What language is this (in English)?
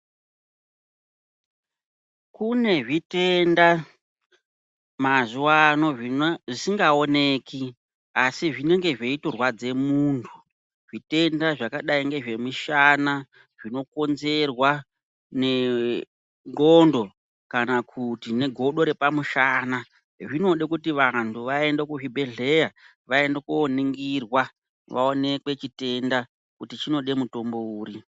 Ndau